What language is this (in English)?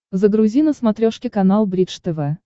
Russian